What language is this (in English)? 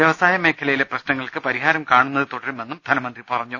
Malayalam